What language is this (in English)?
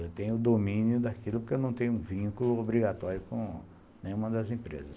Portuguese